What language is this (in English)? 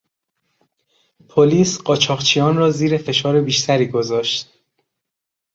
Persian